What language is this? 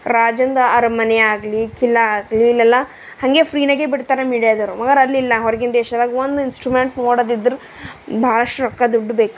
Kannada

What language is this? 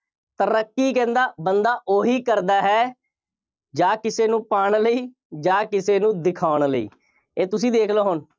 Punjabi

